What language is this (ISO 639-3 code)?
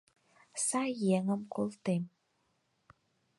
chm